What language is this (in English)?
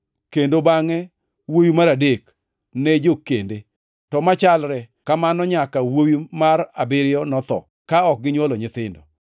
Luo (Kenya and Tanzania)